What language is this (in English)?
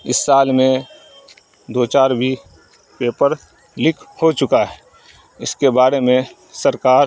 Urdu